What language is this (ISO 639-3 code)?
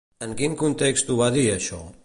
cat